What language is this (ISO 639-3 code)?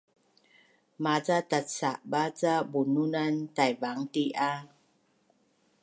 bnn